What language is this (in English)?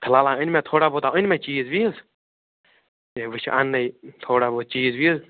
Kashmiri